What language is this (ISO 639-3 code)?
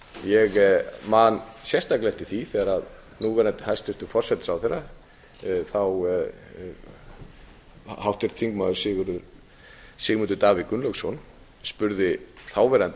isl